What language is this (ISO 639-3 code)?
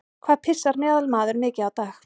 isl